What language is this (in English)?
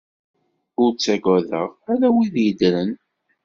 Kabyle